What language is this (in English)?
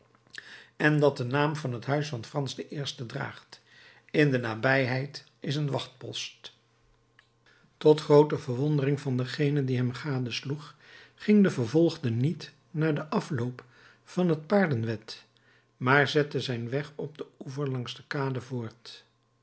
Dutch